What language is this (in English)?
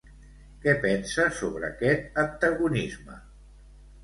Catalan